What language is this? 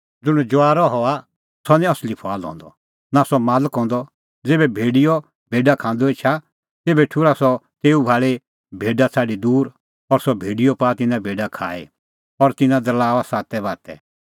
Kullu Pahari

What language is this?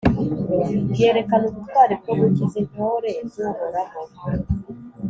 Kinyarwanda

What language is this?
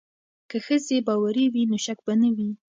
Pashto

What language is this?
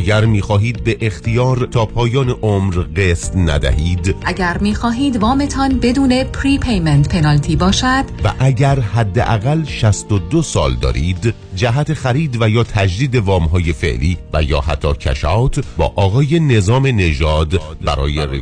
Persian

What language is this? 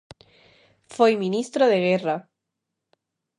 Galician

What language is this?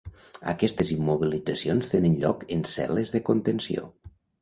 Catalan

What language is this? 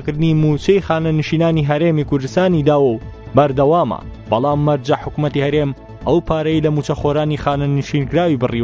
Persian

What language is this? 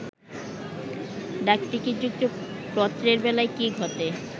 Bangla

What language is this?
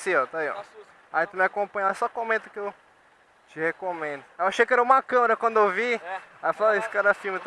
Portuguese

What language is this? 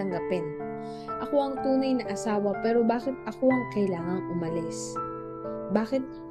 Filipino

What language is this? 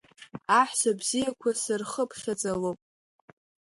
Abkhazian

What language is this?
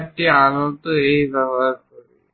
Bangla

